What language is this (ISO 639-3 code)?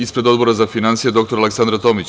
srp